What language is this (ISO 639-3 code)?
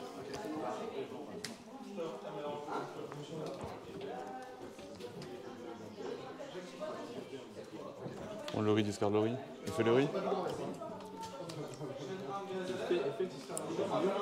fra